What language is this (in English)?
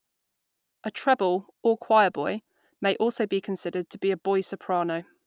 English